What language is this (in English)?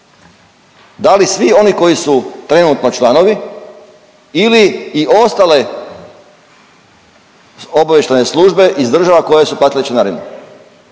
Croatian